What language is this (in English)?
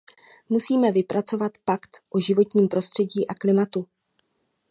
Czech